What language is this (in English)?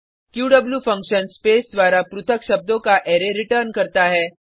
Hindi